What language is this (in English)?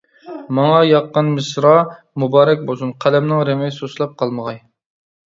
Uyghur